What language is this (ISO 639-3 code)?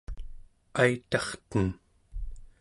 esu